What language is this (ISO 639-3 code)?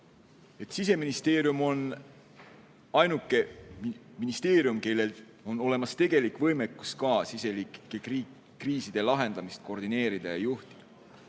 est